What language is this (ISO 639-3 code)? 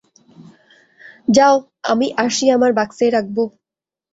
ben